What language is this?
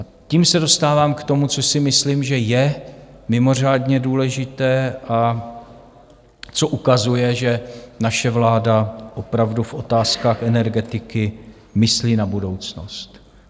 Czech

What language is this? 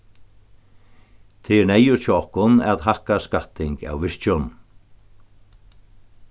Faroese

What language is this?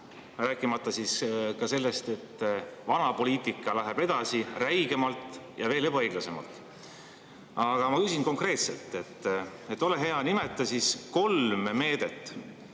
Estonian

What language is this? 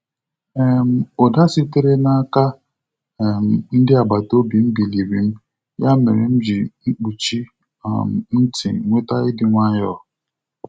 Igbo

